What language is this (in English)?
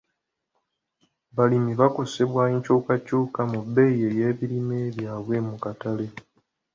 Ganda